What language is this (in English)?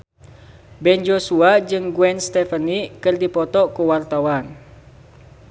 Sundanese